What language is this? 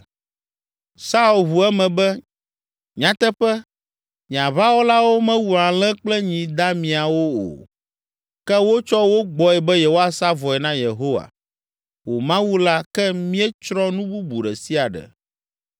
Ewe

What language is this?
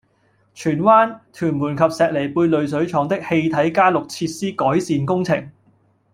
Cantonese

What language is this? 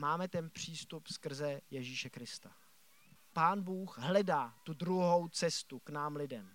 Czech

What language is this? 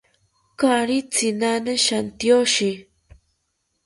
South Ucayali Ashéninka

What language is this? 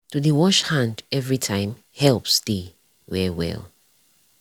Nigerian Pidgin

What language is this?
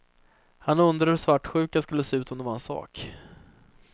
Swedish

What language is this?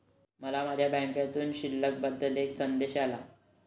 Marathi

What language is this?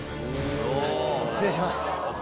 Japanese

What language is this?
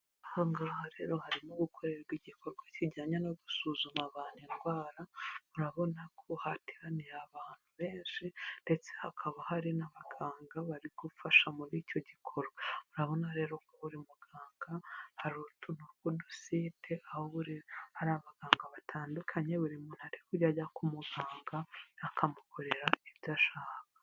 Kinyarwanda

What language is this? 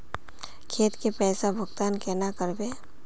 Magahi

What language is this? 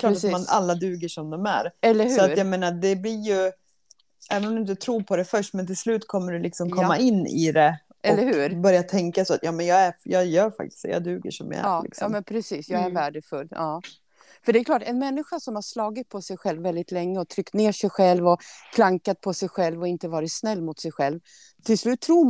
Swedish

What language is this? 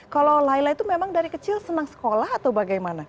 Indonesian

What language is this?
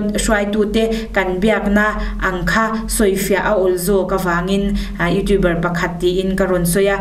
Thai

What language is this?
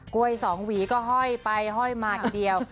Thai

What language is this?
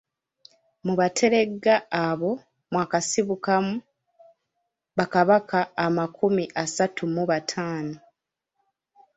Ganda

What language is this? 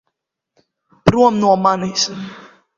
Latvian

